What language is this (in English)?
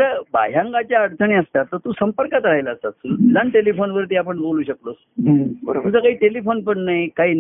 Marathi